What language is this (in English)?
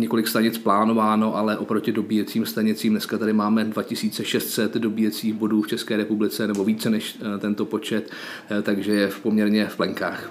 Czech